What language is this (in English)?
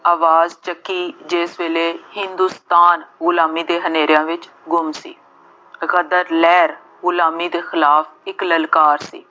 Punjabi